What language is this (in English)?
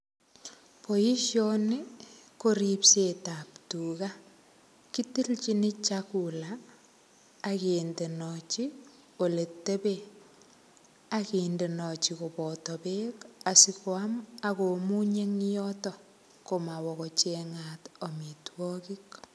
Kalenjin